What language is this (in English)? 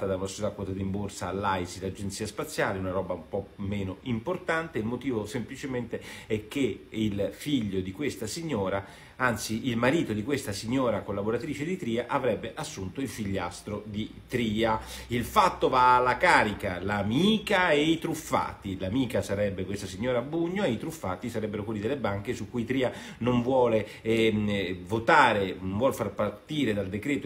Italian